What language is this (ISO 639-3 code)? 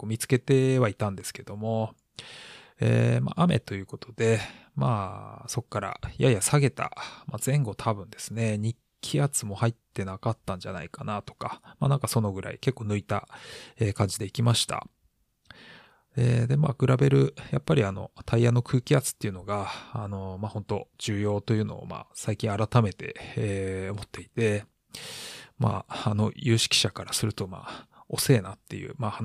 jpn